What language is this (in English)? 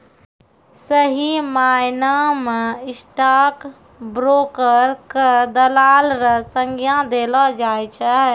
Maithili